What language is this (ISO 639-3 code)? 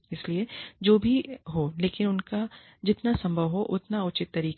hin